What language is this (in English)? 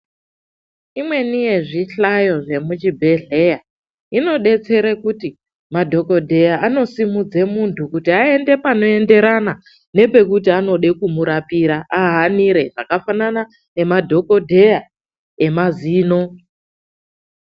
Ndau